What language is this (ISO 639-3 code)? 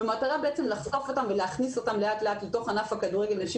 heb